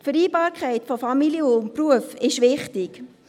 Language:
Swiss German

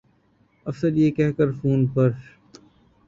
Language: Urdu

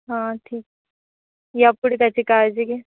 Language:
Marathi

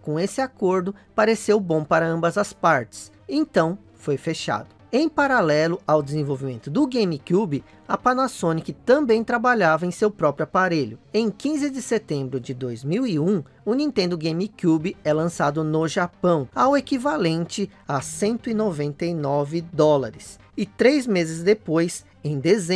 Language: Portuguese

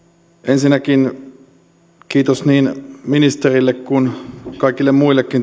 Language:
Finnish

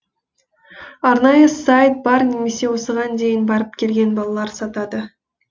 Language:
Kazakh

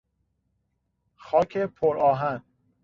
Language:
Persian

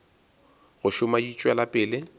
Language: Northern Sotho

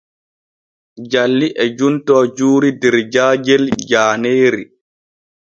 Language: Borgu Fulfulde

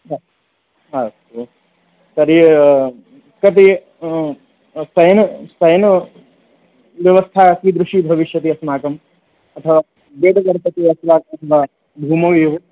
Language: Sanskrit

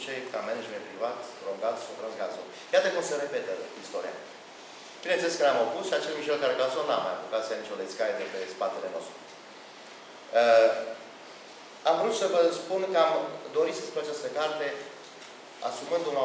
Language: Romanian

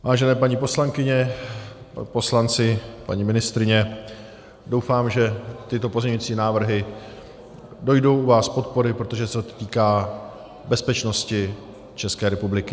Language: Czech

